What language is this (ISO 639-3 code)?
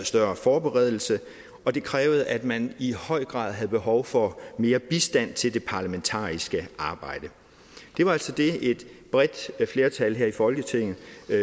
dan